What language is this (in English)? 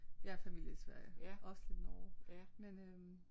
Danish